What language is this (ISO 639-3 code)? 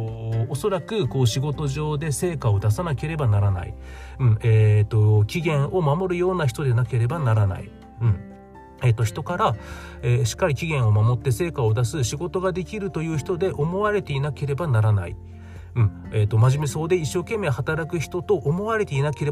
jpn